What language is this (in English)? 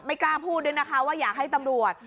Thai